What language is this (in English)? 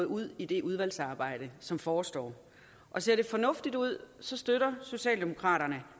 Danish